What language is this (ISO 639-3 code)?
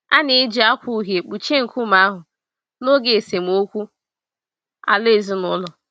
ibo